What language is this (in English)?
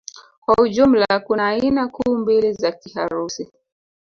Swahili